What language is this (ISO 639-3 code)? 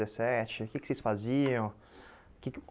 por